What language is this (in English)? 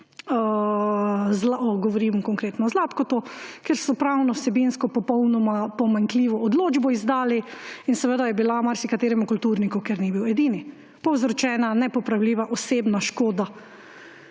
Slovenian